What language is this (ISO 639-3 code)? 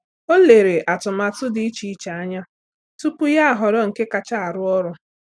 ibo